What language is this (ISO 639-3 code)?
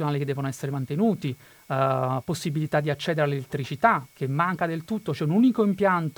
ita